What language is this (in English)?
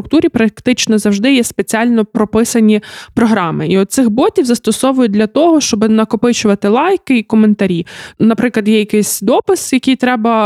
Ukrainian